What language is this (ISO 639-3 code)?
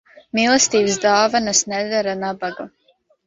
lav